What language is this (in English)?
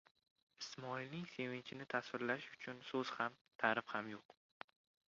Uzbek